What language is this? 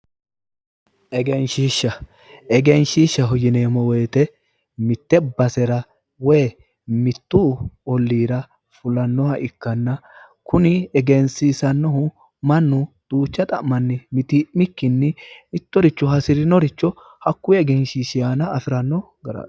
Sidamo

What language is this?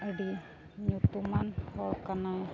Santali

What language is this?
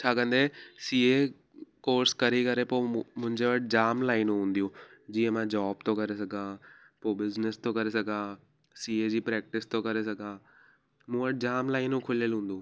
Sindhi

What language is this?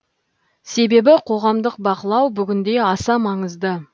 Kazakh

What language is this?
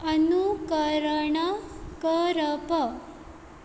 Konkani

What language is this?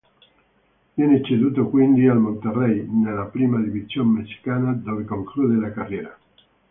Italian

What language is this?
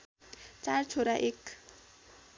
Nepali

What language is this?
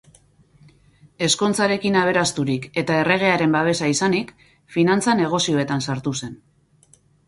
Basque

